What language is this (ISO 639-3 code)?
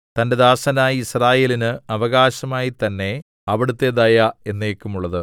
mal